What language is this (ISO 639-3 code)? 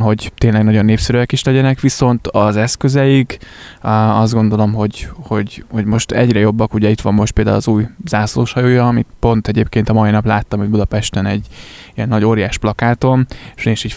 hun